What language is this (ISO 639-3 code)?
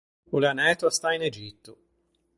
lij